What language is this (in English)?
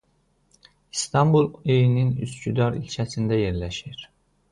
Azerbaijani